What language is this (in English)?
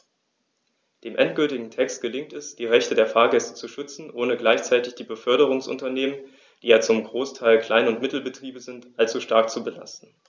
German